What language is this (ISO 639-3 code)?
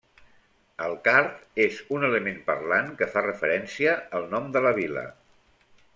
cat